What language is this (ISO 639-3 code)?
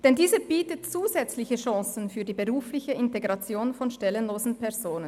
gsw